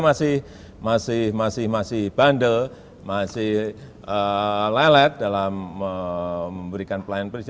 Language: Indonesian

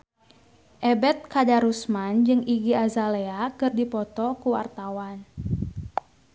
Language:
Sundanese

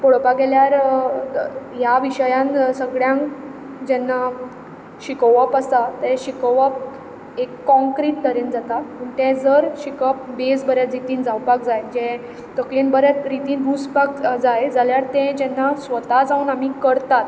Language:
Konkani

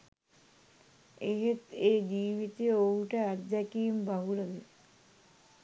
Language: Sinhala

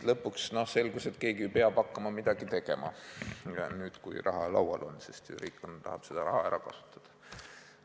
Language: Estonian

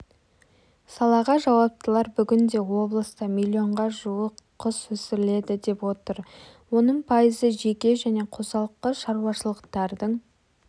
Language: Kazakh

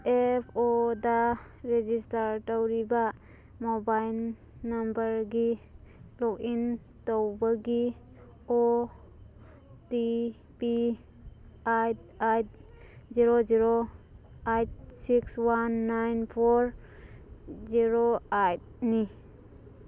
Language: Manipuri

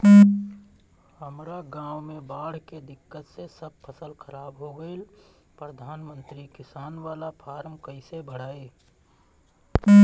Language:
Bhojpuri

